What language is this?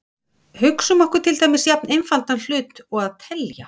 Icelandic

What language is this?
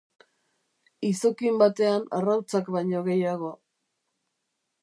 Basque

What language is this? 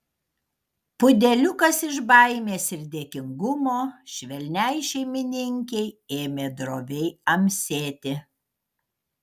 Lithuanian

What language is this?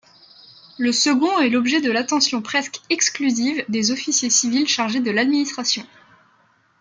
French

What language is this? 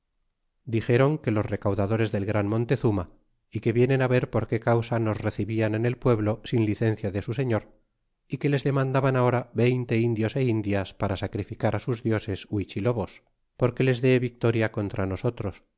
Spanish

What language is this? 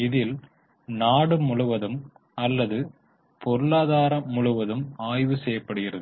Tamil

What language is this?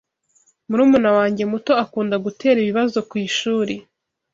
Kinyarwanda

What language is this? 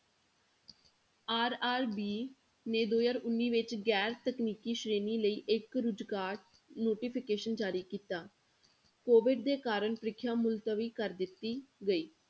Punjabi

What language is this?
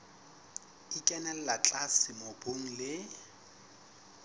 Southern Sotho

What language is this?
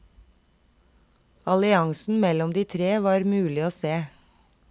Norwegian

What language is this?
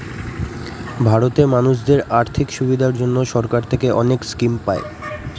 Bangla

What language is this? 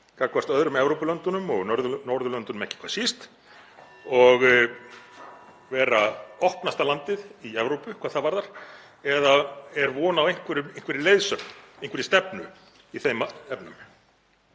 Icelandic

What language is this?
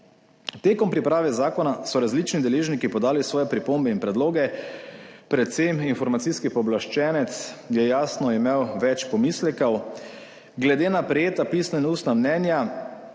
Slovenian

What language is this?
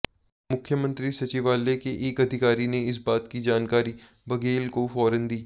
Hindi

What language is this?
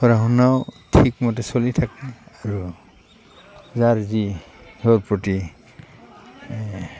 Assamese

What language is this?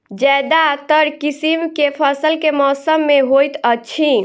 Maithili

